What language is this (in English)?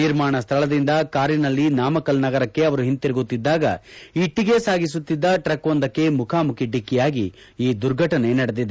Kannada